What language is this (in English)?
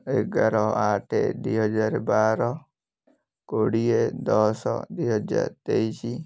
Odia